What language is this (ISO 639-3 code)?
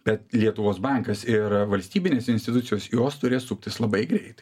lit